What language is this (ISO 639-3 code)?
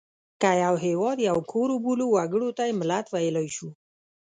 pus